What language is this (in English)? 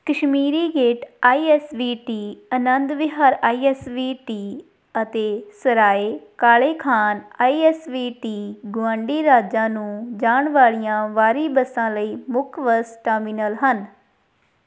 Punjabi